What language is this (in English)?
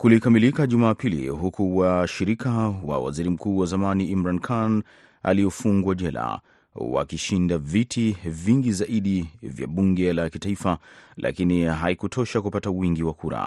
Swahili